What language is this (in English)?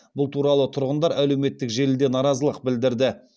Kazakh